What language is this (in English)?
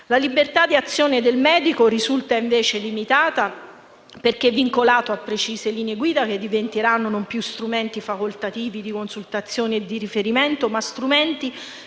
Italian